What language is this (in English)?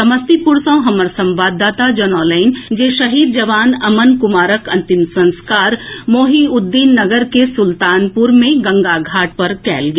Maithili